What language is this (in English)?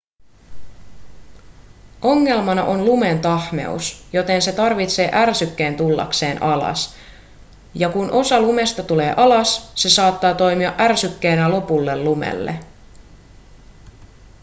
Finnish